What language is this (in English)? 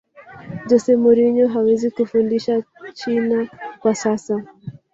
Swahili